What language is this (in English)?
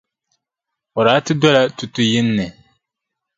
Dagbani